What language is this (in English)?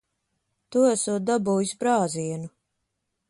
Latvian